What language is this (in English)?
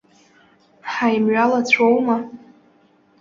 Abkhazian